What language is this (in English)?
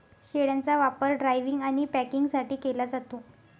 Marathi